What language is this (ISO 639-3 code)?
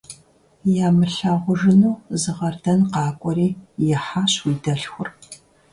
kbd